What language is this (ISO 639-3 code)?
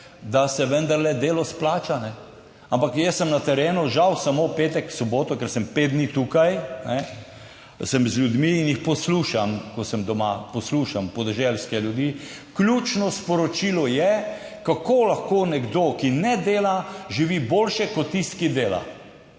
slv